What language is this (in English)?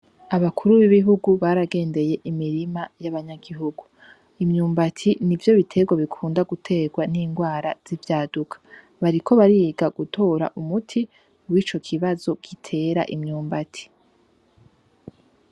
Rundi